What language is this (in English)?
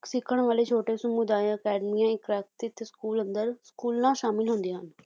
Punjabi